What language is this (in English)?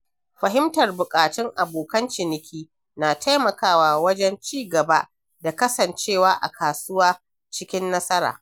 Hausa